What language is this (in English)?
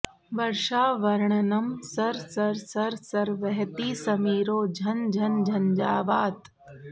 Sanskrit